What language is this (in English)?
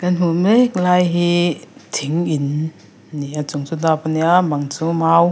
Mizo